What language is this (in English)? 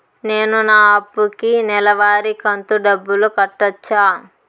Telugu